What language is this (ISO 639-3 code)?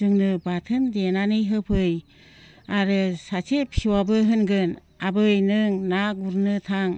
brx